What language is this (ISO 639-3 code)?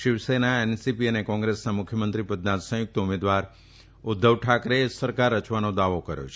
guj